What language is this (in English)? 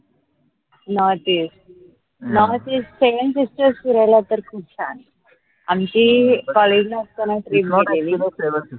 Marathi